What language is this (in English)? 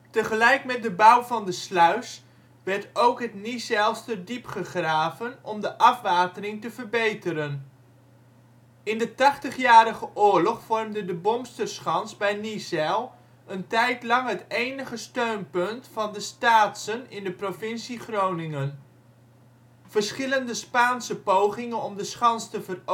Dutch